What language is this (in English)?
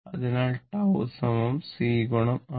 Malayalam